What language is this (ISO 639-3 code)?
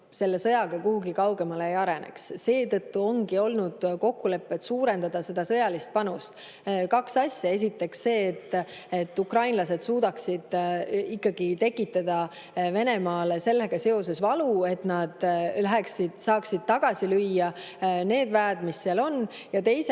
est